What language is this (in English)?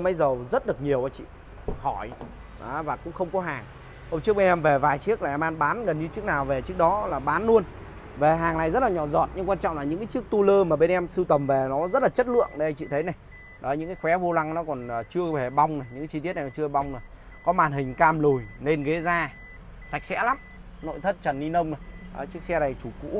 Vietnamese